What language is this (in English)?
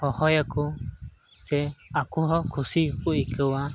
Santali